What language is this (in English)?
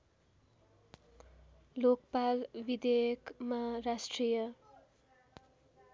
Nepali